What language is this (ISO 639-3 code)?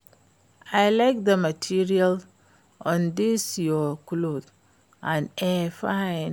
pcm